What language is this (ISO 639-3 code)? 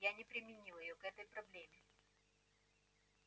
rus